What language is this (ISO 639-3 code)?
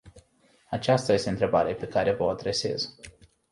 ron